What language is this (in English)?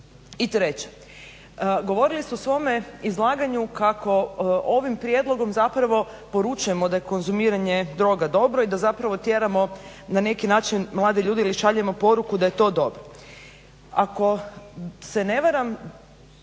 Croatian